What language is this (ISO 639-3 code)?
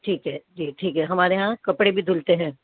urd